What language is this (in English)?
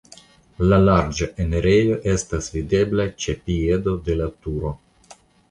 Esperanto